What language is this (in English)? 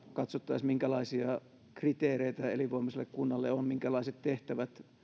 Finnish